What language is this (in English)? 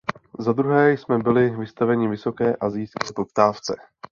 Czech